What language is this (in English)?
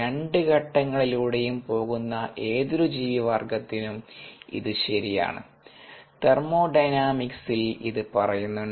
Malayalam